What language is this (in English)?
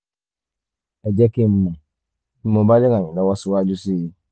Yoruba